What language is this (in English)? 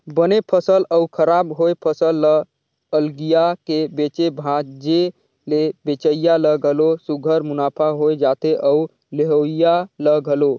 Chhattisgarhi